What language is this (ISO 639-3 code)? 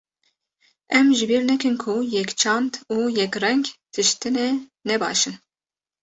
kur